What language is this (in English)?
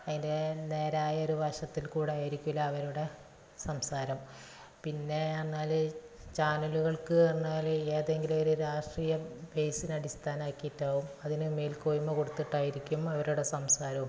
Malayalam